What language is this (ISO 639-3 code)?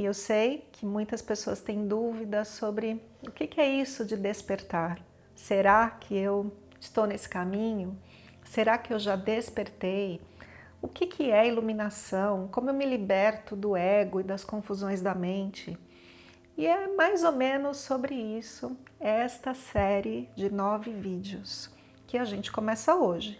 por